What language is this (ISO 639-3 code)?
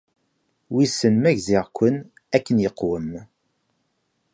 kab